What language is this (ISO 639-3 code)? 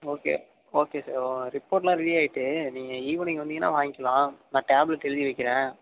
tam